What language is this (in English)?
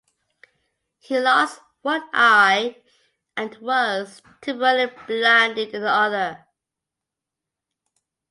English